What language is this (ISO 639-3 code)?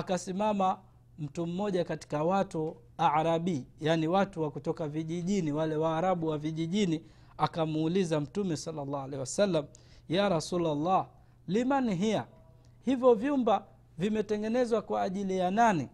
swa